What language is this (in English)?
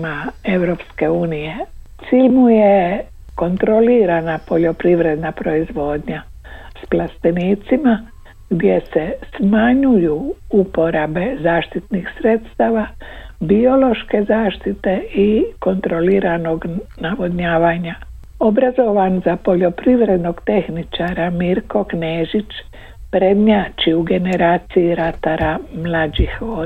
Croatian